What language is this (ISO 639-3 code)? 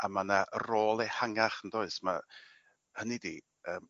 cym